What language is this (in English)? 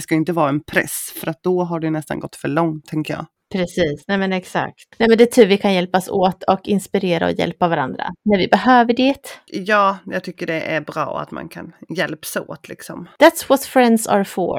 Swedish